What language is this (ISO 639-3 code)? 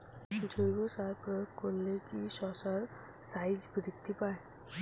ben